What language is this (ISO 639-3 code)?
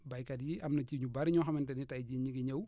wol